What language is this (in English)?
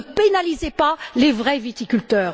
French